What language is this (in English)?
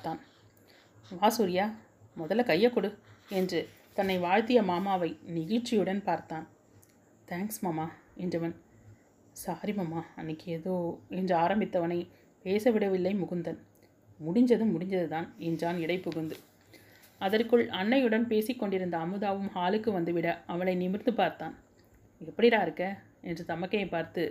Tamil